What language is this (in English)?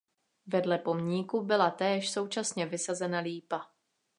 Czech